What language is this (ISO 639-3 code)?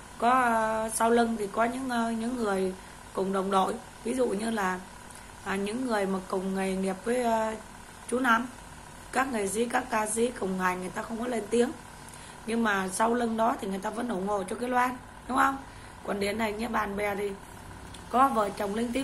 vie